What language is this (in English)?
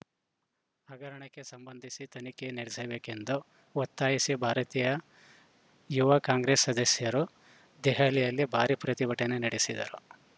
Kannada